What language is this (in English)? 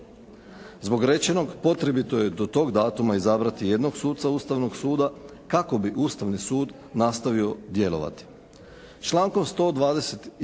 Croatian